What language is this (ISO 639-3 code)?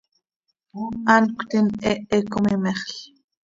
sei